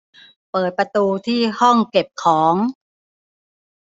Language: Thai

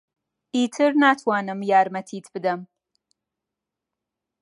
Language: Central Kurdish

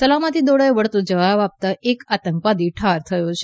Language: Gujarati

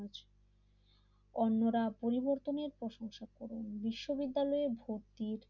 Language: Bangla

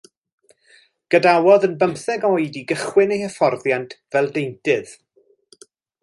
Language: Welsh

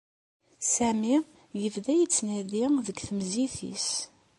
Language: Kabyle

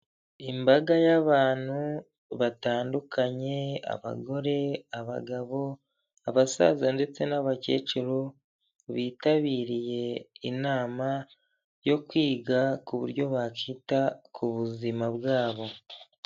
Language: Kinyarwanda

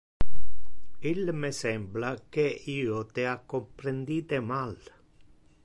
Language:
Interlingua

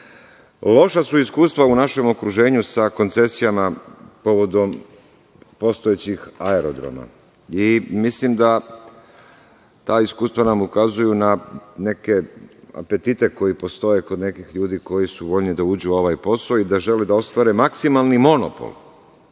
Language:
Serbian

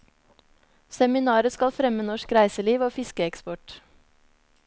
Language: Norwegian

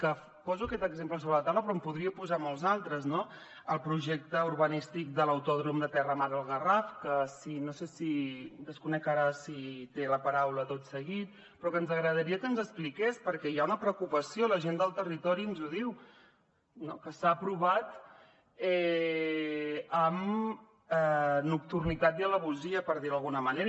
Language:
Catalan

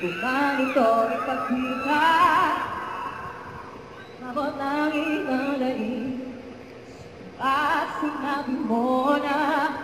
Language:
Filipino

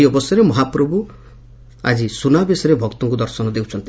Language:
Odia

